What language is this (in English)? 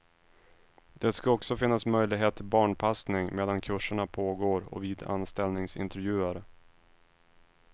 Swedish